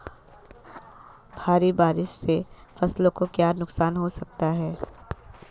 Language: Hindi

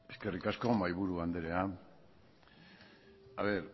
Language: Basque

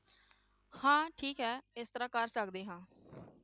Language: Punjabi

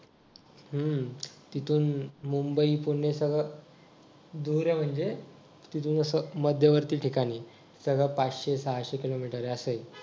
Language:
Marathi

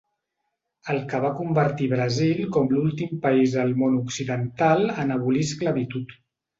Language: Catalan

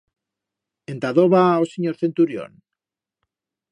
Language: Aragonese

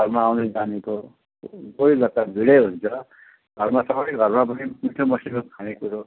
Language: Nepali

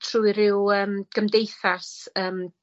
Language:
Welsh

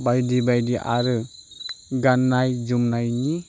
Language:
Bodo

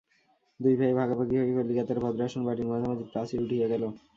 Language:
Bangla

